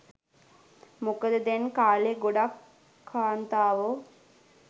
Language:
Sinhala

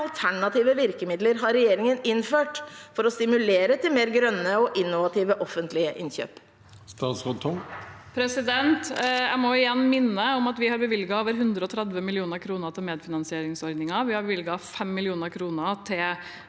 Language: Norwegian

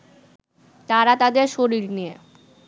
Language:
Bangla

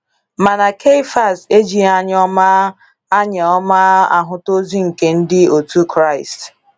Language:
Igbo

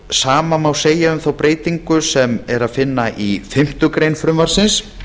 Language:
Icelandic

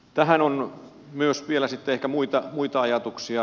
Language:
Finnish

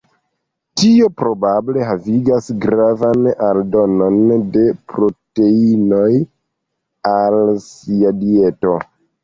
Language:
Esperanto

